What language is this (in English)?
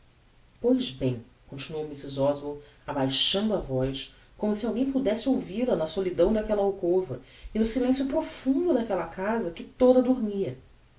Portuguese